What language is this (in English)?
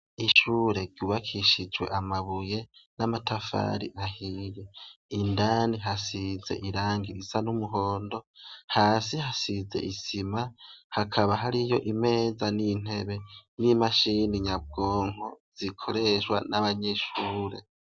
Rundi